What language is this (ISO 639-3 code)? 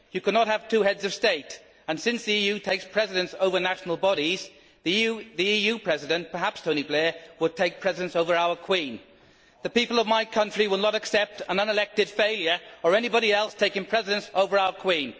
eng